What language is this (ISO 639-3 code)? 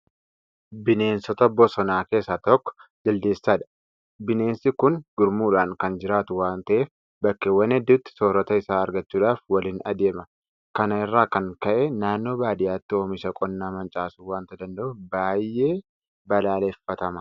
orm